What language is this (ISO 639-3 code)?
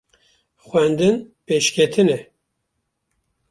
kur